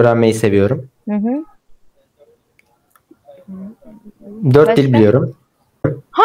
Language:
Turkish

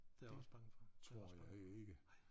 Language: Danish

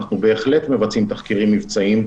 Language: Hebrew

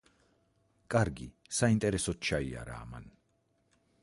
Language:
Georgian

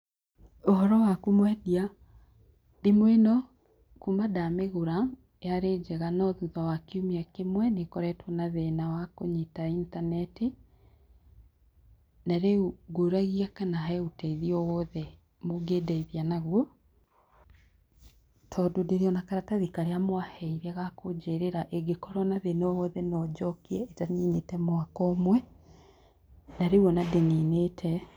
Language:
Kikuyu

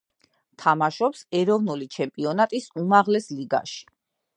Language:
Georgian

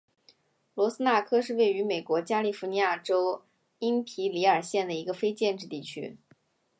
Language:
Chinese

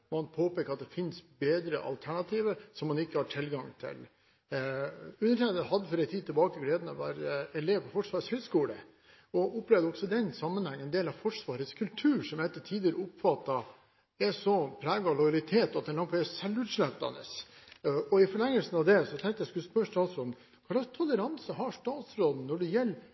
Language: Norwegian Bokmål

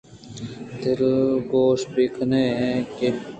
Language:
Eastern Balochi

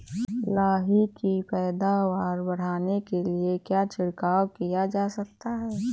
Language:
Hindi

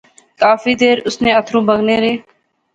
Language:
Pahari-Potwari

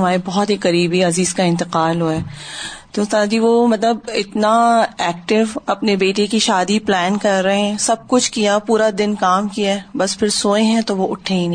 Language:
Urdu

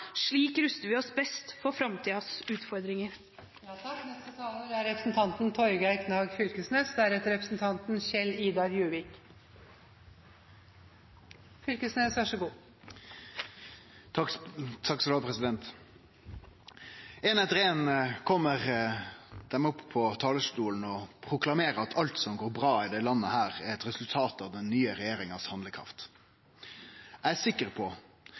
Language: Norwegian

